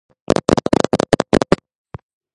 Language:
Georgian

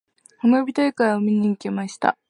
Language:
Japanese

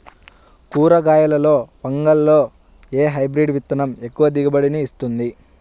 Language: Telugu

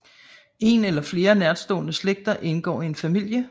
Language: Danish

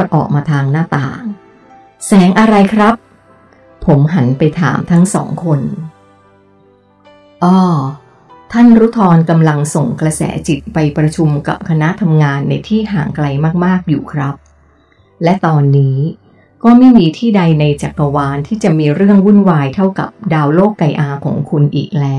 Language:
Thai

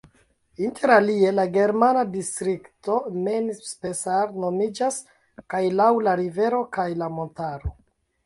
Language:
Esperanto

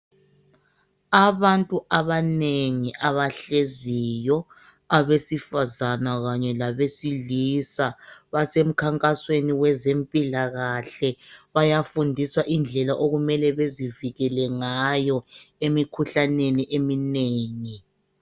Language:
North Ndebele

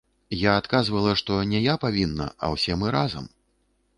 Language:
Belarusian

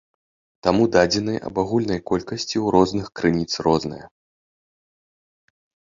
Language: Belarusian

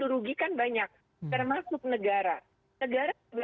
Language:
Indonesian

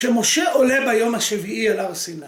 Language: Hebrew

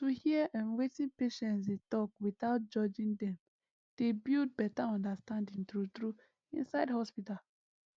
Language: Nigerian Pidgin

